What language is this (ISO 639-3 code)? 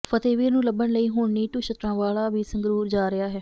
pan